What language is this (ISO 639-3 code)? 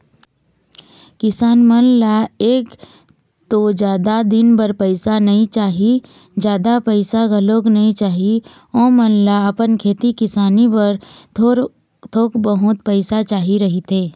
hne